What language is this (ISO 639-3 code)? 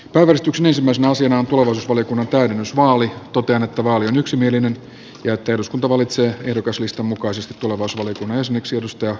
fin